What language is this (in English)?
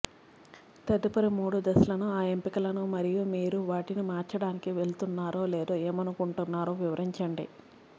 Telugu